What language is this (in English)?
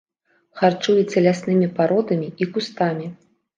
Belarusian